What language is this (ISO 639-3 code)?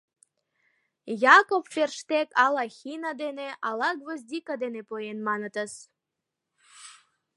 chm